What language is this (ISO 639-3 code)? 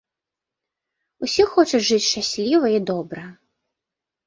bel